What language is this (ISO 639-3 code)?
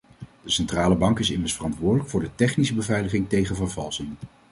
nld